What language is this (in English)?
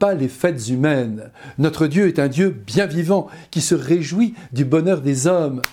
French